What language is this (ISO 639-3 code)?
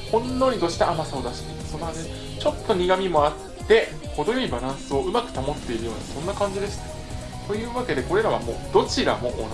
jpn